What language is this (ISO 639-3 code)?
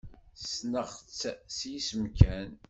kab